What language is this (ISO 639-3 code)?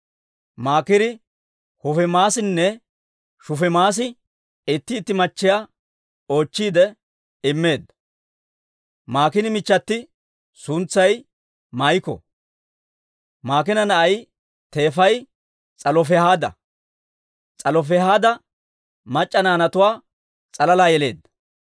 dwr